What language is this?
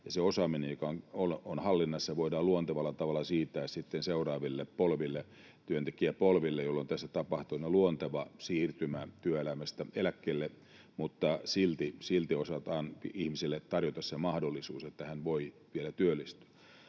Finnish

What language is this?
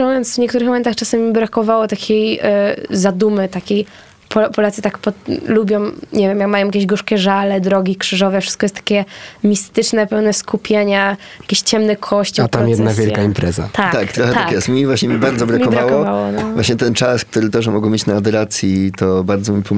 Polish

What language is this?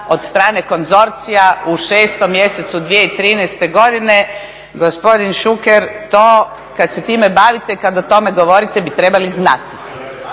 Croatian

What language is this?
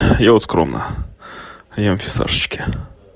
Russian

